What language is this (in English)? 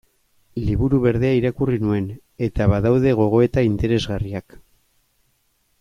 Basque